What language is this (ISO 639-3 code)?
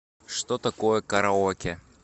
rus